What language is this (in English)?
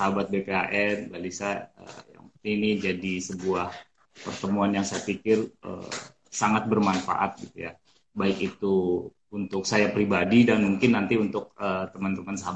Indonesian